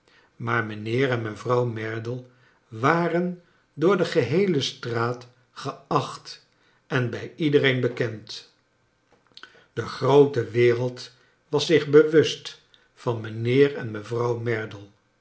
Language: Dutch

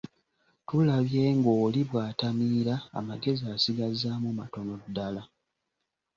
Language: Ganda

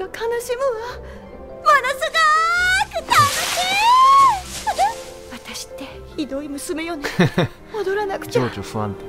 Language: Japanese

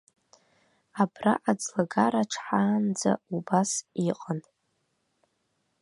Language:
Abkhazian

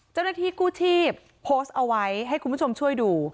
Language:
Thai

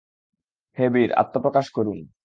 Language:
Bangla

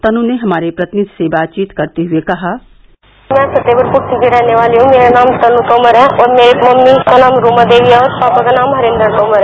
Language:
Hindi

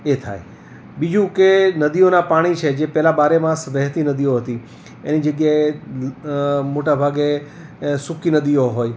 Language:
Gujarati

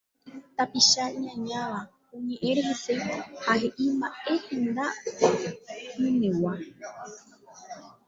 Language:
Guarani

